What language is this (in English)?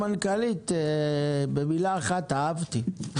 Hebrew